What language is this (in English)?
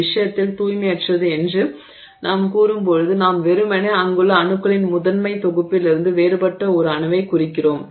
Tamil